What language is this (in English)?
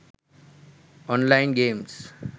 Sinhala